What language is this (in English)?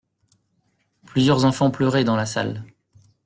French